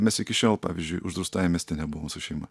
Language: Lithuanian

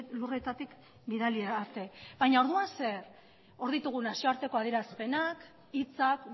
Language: Basque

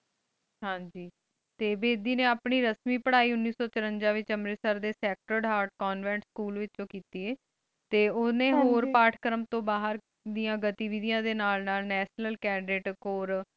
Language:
Punjabi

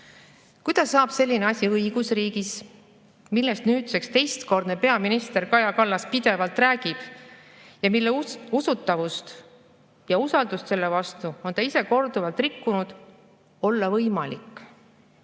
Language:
Estonian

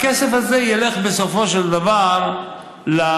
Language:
Hebrew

